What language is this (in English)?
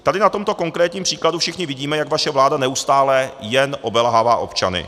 Czech